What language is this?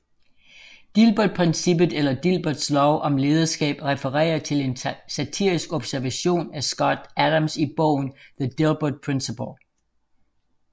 Danish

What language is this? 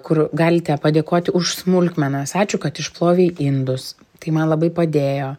Lithuanian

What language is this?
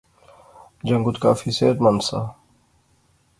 Pahari-Potwari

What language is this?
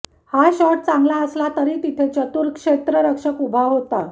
Marathi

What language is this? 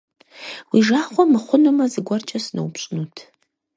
Kabardian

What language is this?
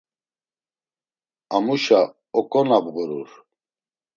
Laz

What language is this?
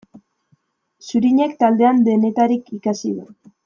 Basque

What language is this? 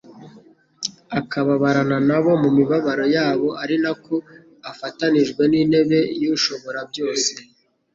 Kinyarwanda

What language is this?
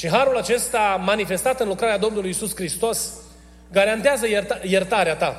Romanian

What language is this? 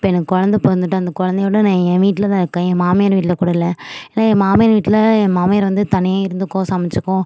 Tamil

